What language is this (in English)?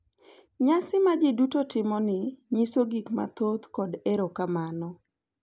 Luo (Kenya and Tanzania)